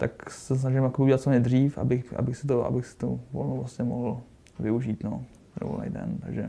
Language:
Czech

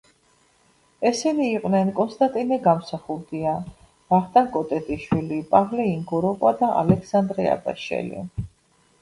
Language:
Georgian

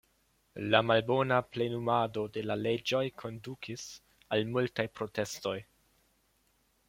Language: Esperanto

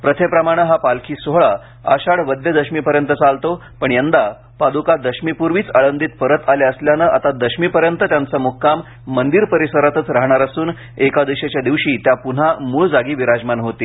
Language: Marathi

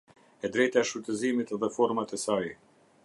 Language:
Albanian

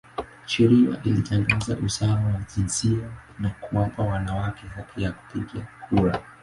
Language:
Swahili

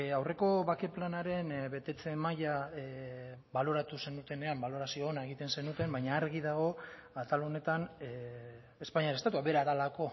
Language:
Basque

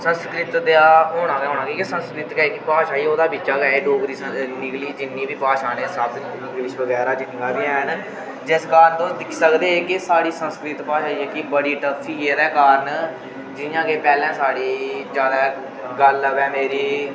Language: Dogri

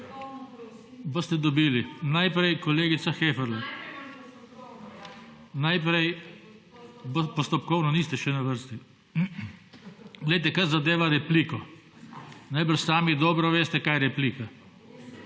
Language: Slovenian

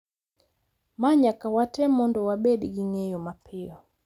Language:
Luo (Kenya and Tanzania)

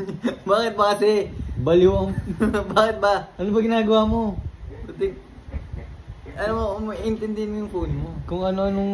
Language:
Filipino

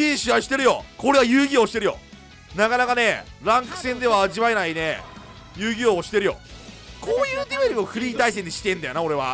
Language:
Japanese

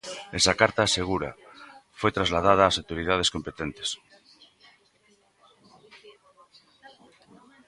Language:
Galician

